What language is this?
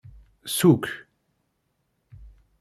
Kabyle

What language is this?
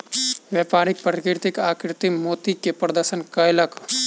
Maithili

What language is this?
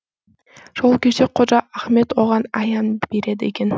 Kazakh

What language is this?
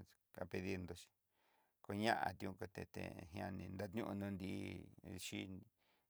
Southeastern Nochixtlán Mixtec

